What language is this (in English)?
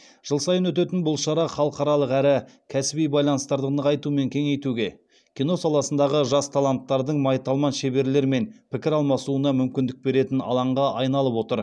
Kazakh